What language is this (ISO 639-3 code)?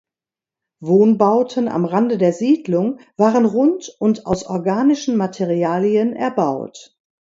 deu